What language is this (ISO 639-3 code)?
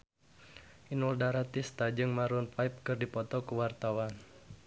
sun